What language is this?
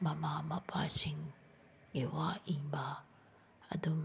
Manipuri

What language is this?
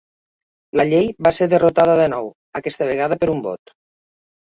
Catalan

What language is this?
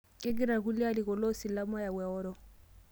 Masai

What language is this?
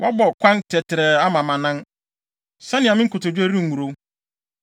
Akan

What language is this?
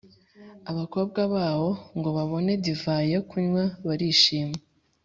Kinyarwanda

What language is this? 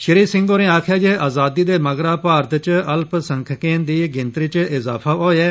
Dogri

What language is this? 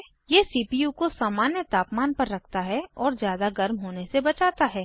Hindi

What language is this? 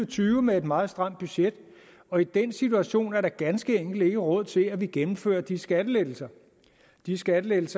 Danish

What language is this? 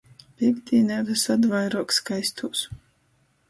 Latgalian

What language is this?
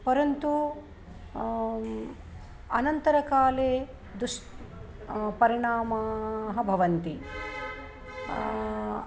Sanskrit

